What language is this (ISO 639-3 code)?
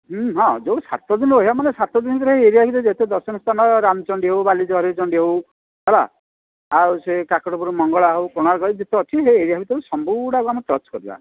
ori